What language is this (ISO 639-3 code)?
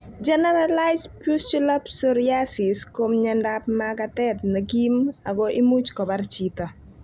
kln